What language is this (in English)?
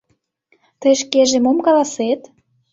Mari